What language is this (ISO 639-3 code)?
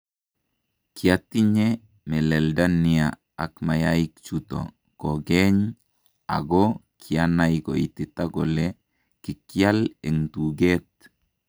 kln